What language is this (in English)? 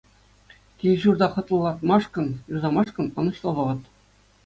Chuvash